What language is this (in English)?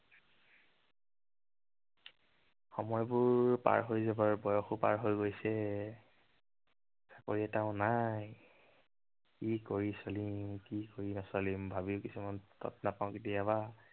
Assamese